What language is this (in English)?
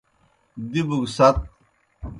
Kohistani Shina